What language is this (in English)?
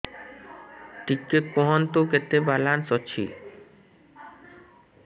Odia